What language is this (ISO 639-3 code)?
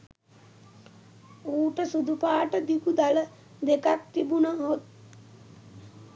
sin